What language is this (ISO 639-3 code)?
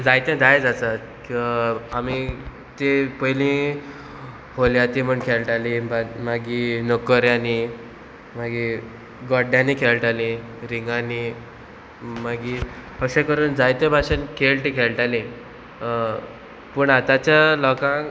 kok